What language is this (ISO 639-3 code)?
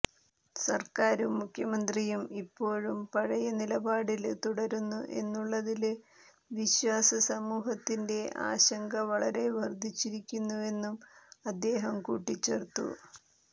mal